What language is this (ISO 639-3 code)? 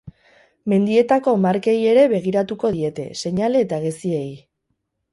eus